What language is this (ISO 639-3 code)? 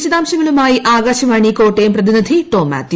mal